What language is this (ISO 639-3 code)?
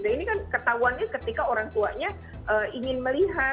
ind